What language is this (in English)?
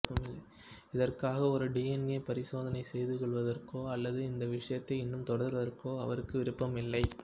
Tamil